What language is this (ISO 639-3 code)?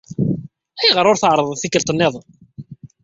kab